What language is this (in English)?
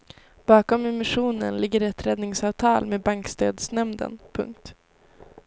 Swedish